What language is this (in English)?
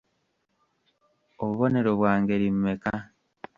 Ganda